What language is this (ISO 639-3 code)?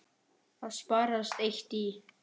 isl